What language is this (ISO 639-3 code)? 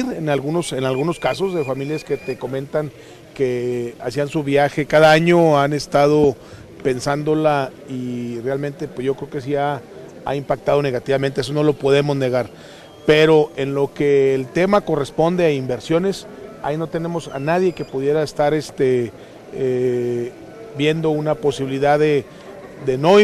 spa